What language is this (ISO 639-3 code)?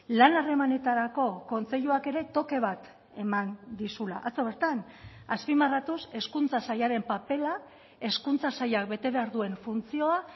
eus